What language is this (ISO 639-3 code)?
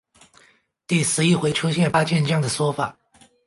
zho